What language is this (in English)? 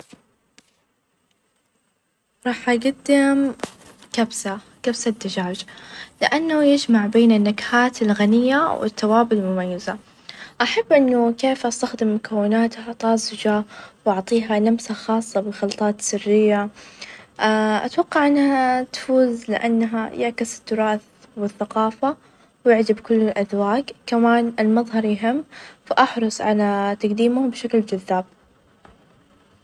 Najdi Arabic